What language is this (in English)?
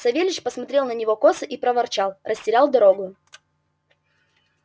Russian